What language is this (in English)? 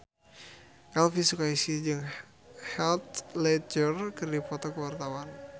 Sundanese